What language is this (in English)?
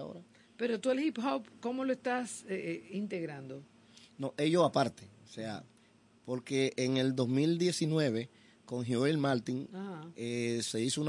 Spanish